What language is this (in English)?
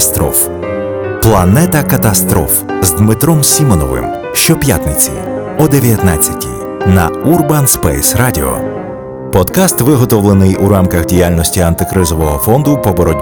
Ukrainian